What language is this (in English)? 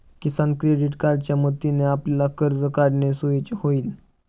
Marathi